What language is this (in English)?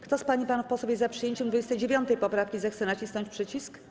Polish